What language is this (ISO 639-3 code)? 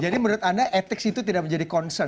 ind